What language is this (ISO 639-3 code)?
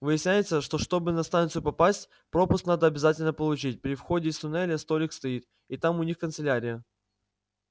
rus